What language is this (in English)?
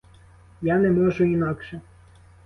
Ukrainian